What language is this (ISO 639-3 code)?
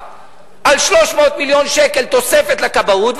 heb